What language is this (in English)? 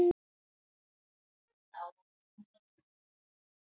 Icelandic